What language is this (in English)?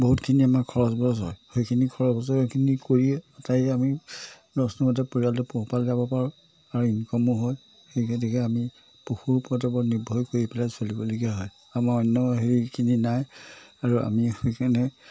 Assamese